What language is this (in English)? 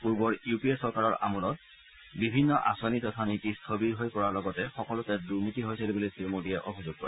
Assamese